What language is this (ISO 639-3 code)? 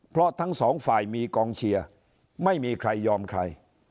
tha